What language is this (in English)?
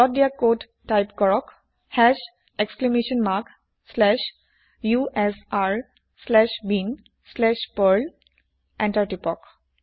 Assamese